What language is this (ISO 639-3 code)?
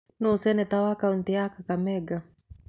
kik